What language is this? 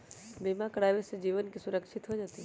Magahi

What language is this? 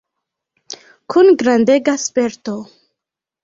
Esperanto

